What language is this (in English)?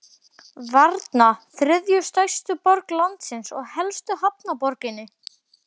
Icelandic